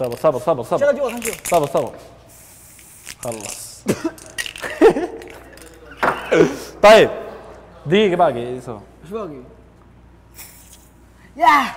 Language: Arabic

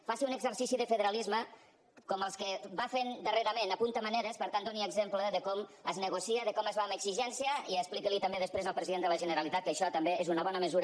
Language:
Catalan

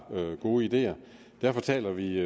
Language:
Danish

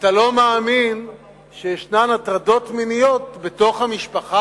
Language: Hebrew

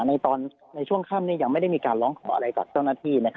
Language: Thai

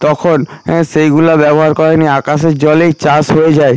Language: Bangla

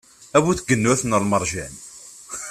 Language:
Kabyle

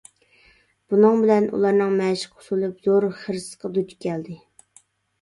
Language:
Uyghur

